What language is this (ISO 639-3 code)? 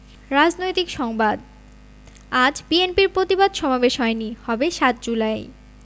ben